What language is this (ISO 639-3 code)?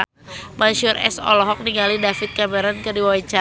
sun